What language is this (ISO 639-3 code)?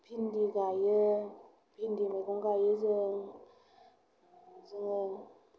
brx